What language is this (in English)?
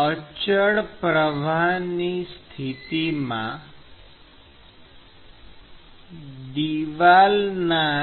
Gujarati